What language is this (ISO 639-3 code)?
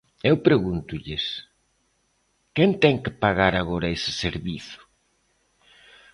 glg